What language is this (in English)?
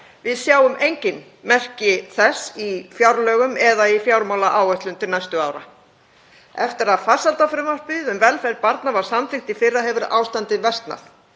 Icelandic